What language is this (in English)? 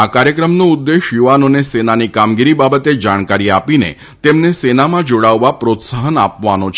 Gujarati